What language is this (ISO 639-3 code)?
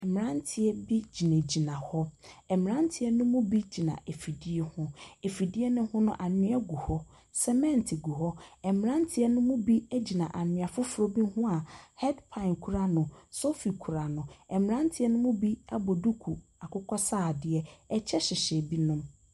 aka